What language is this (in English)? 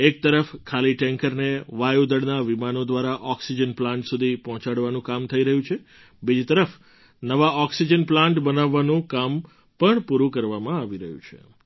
Gujarati